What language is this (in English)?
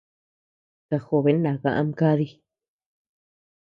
Tepeuxila Cuicatec